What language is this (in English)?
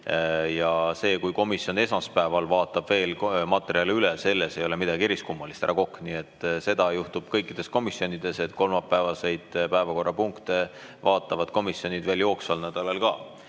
Estonian